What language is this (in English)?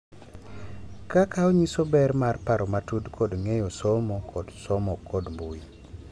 Luo (Kenya and Tanzania)